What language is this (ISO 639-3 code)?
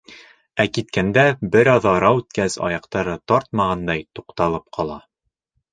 bak